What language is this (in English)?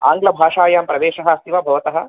Sanskrit